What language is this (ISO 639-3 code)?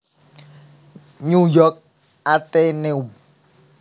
jav